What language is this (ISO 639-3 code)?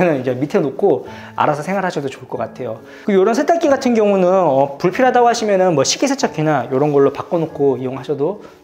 kor